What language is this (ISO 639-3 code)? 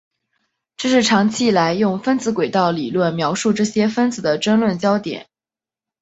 zho